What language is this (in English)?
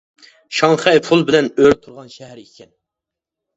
Uyghur